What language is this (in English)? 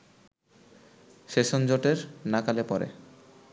Bangla